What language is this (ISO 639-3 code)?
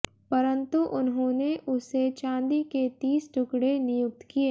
hin